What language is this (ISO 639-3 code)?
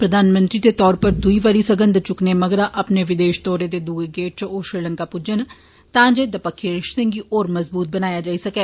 doi